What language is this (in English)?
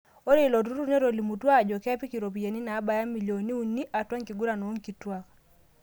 Masai